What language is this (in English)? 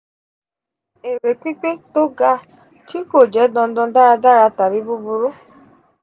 Yoruba